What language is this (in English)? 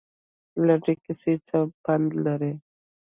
Pashto